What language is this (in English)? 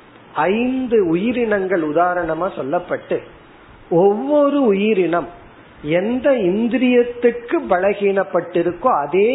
Tamil